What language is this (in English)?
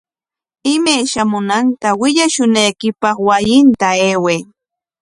Corongo Ancash Quechua